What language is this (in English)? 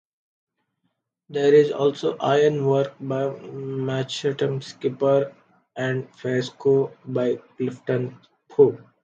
English